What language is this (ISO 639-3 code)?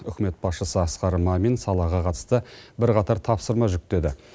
kaz